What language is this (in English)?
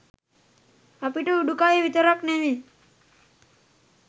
Sinhala